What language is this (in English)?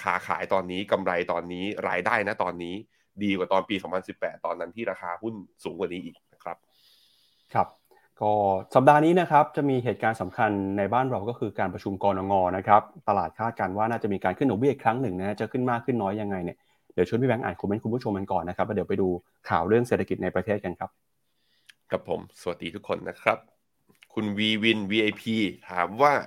Thai